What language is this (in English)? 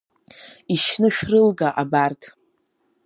Abkhazian